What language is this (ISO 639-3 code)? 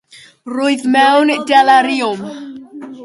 cym